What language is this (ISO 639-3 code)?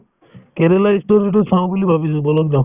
asm